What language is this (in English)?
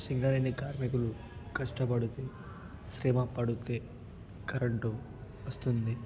Telugu